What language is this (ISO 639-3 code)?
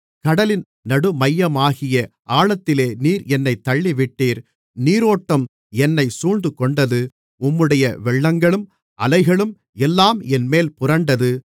tam